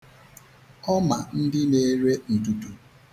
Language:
Igbo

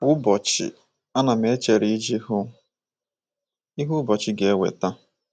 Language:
Igbo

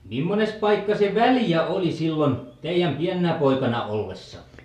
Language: Finnish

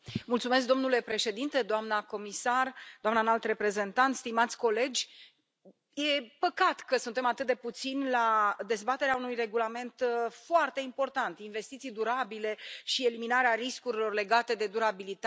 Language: Romanian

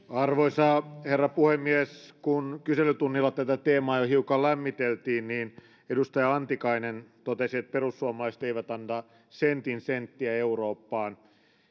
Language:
Finnish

